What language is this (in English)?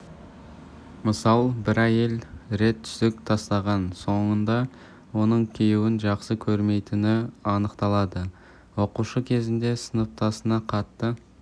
Kazakh